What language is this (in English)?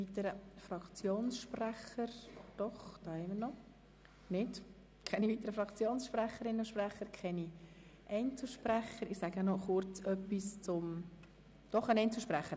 Swiss German